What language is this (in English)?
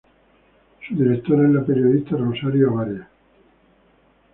Spanish